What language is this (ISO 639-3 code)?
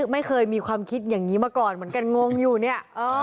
tha